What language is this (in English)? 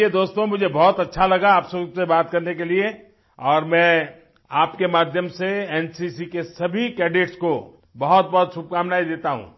Hindi